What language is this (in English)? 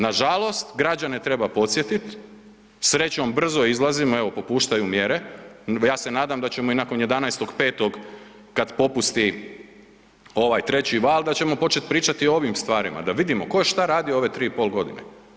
Croatian